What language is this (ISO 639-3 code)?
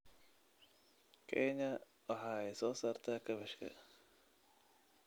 som